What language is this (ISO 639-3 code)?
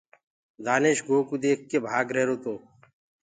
ggg